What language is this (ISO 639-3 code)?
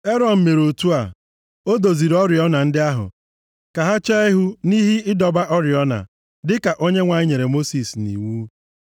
ibo